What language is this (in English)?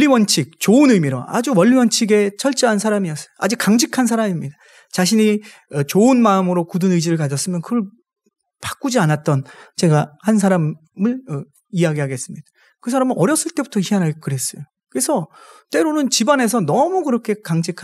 Korean